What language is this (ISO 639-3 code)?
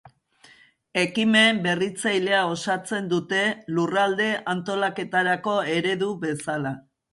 eus